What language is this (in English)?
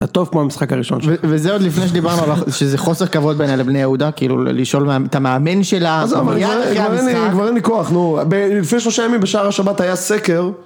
Hebrew